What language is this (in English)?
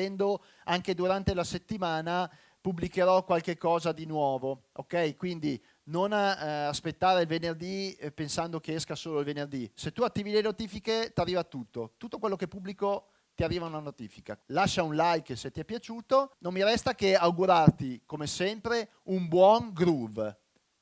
Italian